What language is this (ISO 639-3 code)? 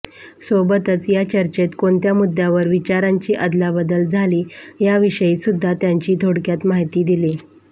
mar